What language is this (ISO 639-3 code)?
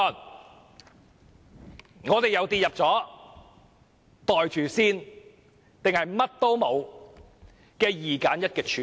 yue